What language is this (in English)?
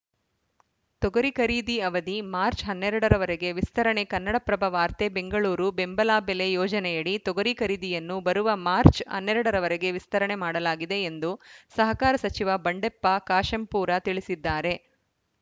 Kannada